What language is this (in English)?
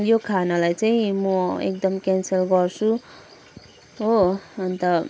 Nepali